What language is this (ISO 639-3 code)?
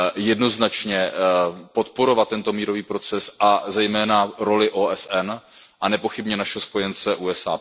ces